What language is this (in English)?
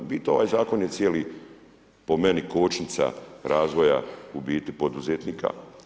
Croatian